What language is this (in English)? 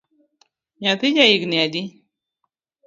Luo (Kenya and Tanzania)